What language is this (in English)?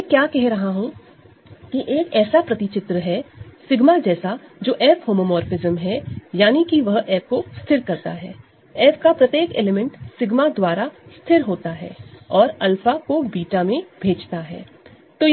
Hindi